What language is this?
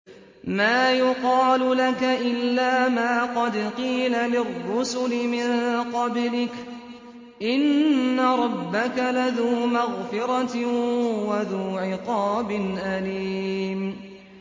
Arabic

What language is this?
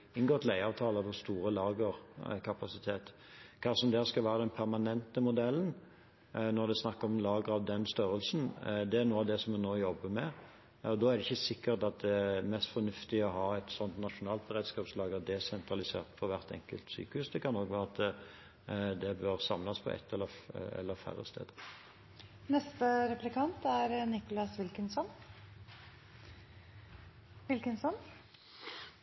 Norwegian Bokmål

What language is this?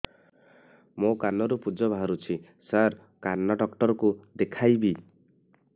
Odia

